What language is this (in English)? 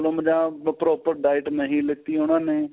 Punjabi